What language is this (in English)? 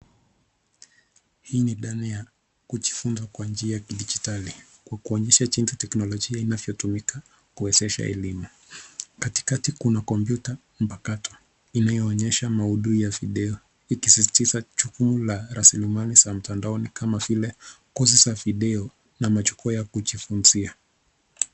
Swahili